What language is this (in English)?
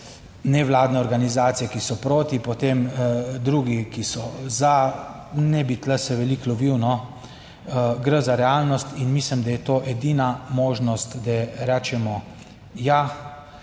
Slovenian